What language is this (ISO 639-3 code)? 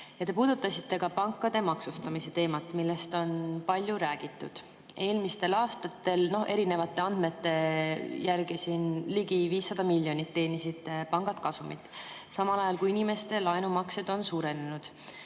est